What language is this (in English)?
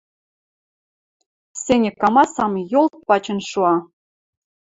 Western Mari